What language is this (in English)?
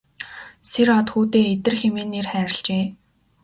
Mongolian